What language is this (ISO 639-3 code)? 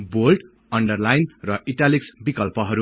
nep